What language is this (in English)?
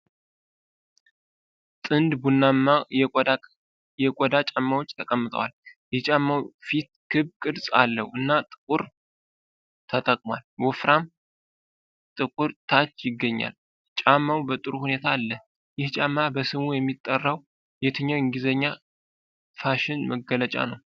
Amharic